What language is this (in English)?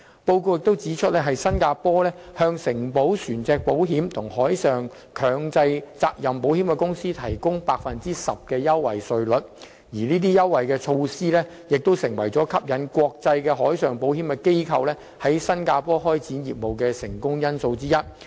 Cantonese